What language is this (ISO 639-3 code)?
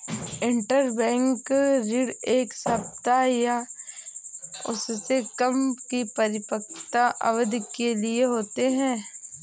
hin